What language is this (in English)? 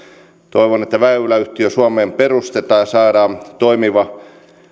Finnish